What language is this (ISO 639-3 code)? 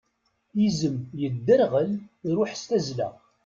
kab